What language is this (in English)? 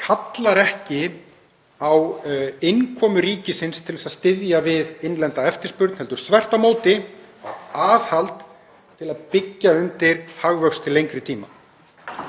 Icelandic